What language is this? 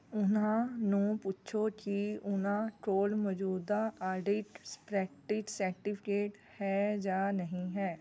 Punjabi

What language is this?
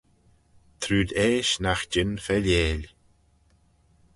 Manx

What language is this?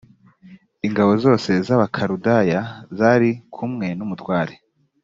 Kinyarwanda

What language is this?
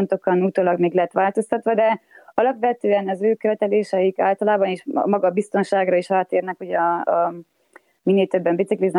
Hungarian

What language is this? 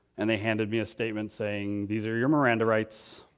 English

